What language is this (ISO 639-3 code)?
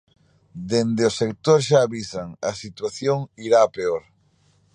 glg